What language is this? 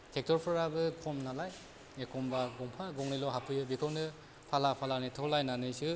Bodo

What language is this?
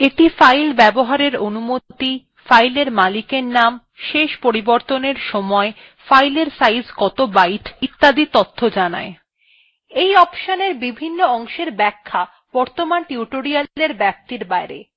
Bangla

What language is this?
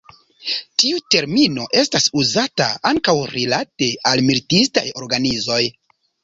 Esperanto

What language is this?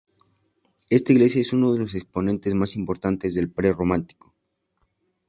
Spanish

